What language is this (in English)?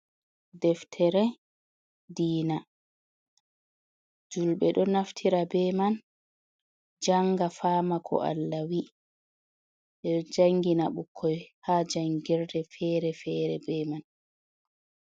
Fula